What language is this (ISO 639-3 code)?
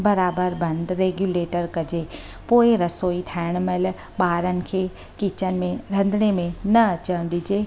snd